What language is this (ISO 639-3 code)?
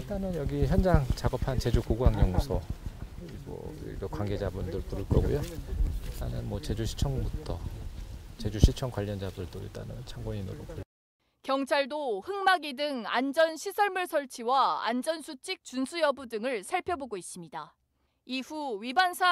kor